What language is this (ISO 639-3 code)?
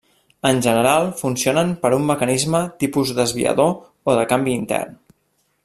cat